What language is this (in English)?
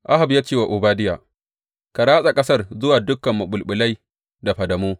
Hausa